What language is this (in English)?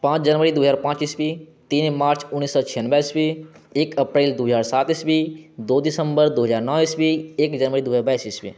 Maithili